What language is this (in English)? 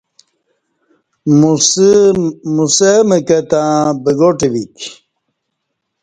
Kati